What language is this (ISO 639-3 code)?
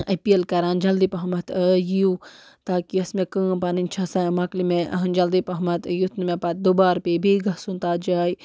kas